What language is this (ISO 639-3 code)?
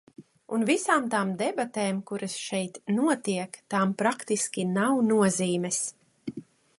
lav